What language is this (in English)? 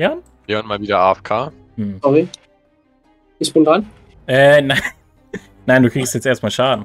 German